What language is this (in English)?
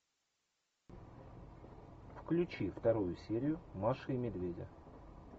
Russian